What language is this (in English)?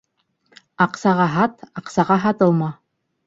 Bashkir